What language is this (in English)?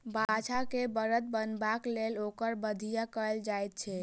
Maithili